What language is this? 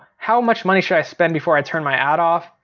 English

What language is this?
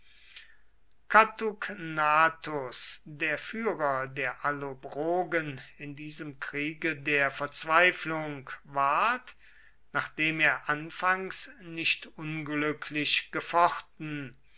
German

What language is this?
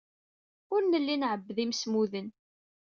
Kabyle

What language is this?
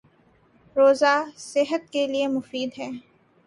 Urdu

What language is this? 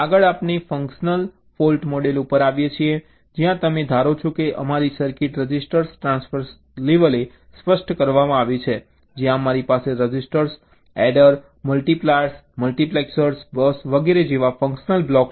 Gujarati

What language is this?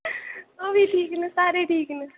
Dogri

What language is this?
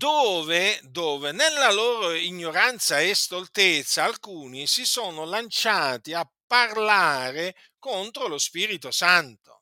Italian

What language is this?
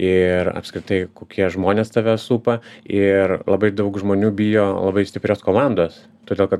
Lithuanian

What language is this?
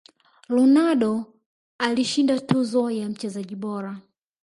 Swahili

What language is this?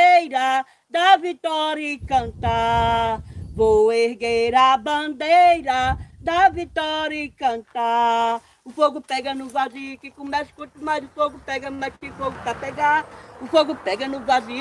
Portuguese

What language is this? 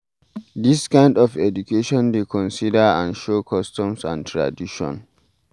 Nigerian Pidgin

